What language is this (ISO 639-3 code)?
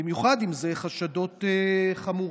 heb